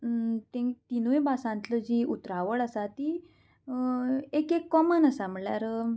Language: Konkani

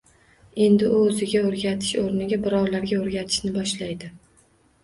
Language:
Uzbek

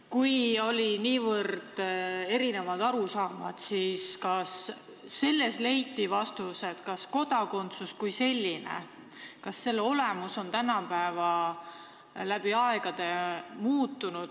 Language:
Estonian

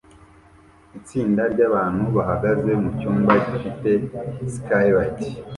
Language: Kinyarwanda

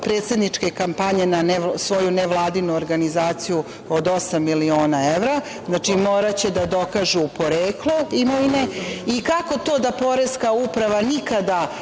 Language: Serbian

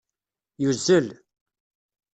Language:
Kabyle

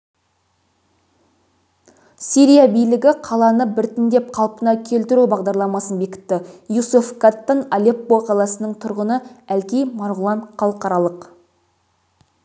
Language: Kazakh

